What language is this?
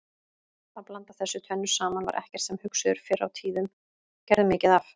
Icelandic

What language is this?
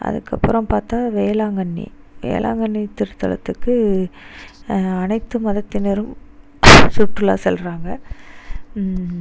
Tamil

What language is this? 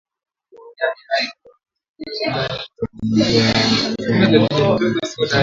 Swahili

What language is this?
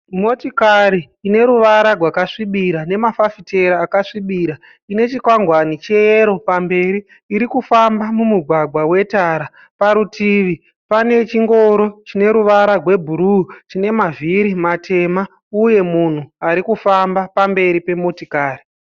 Shona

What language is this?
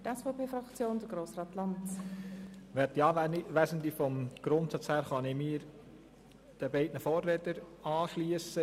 Swiss German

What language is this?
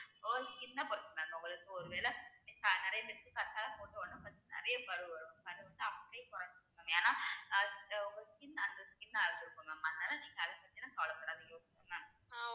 Tamil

